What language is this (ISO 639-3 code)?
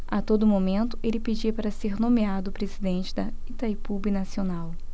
por